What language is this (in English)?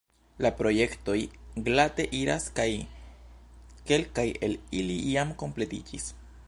Esperanto